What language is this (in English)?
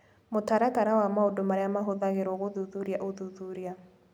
Kikuyu